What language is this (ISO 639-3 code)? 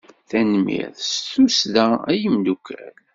kab